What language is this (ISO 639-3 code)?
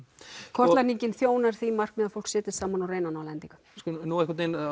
isl